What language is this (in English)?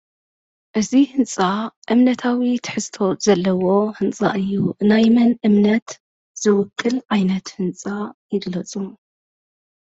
Tigrinya